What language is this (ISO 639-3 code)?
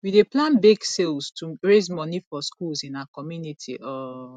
pcm